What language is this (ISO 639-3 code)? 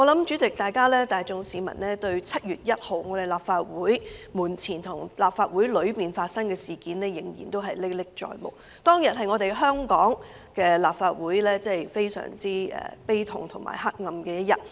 yue